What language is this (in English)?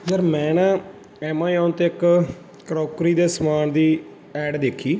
Punjabi